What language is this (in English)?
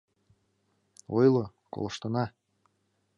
Mari